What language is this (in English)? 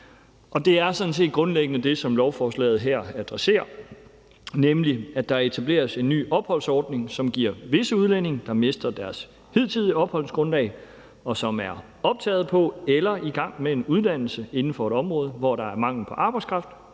Danish